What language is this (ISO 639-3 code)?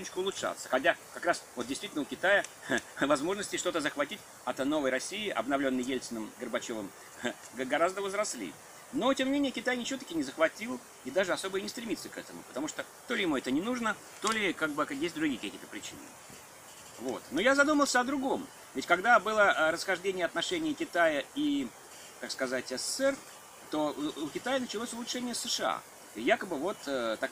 rus